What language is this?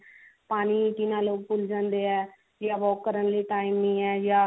Punjabi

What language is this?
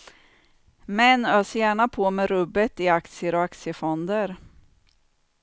Swedish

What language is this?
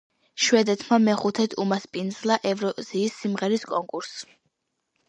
Georgian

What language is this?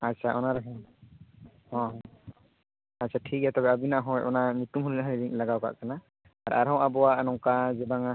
Santali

